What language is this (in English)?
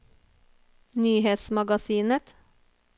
Norwegian